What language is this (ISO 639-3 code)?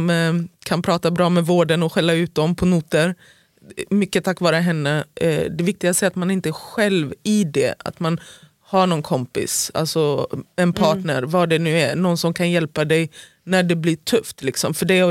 swe